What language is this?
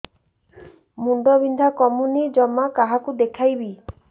Odia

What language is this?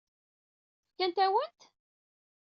Kabyle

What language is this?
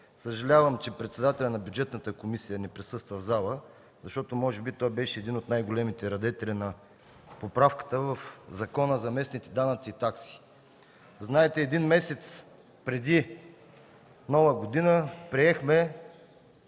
Bulgarian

